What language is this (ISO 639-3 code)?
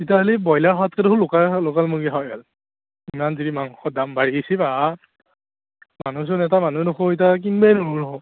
asm